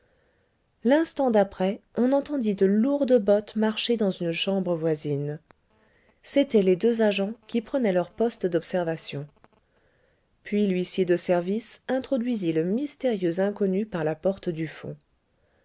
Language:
French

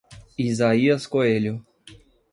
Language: Portuguese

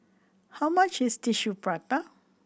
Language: English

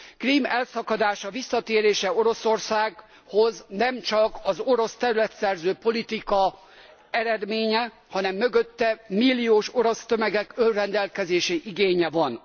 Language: Hungarian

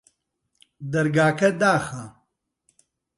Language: Central Kurdish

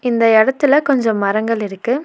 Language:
Tamil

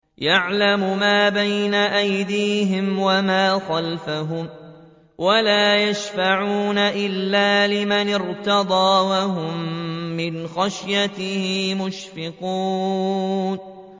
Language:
Arabic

